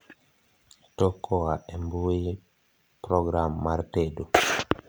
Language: Luo (Kenya and Tanzania)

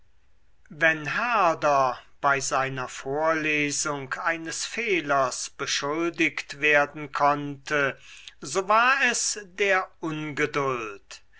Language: German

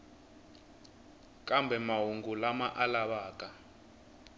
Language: Tsonga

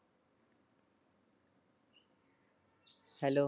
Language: Punjabi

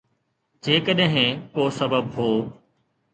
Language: Sindhi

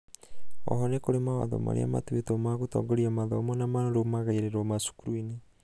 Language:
Kikuyu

